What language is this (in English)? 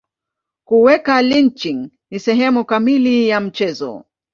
Swahili